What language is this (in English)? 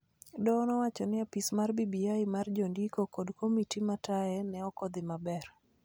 Luo (Kenya and Tanzania)